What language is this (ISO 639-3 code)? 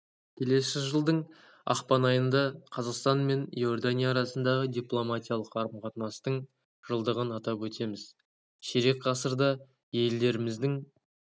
kaz